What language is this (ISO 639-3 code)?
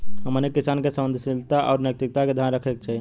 bho